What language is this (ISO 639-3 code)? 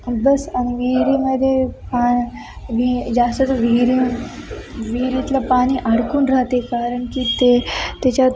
mar